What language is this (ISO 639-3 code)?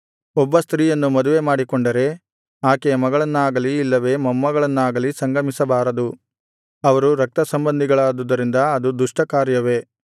kan